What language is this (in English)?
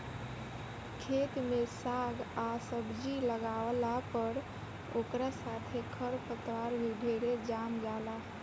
Bhojpuri